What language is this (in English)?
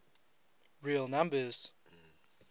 English